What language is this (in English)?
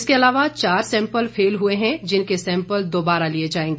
Hindi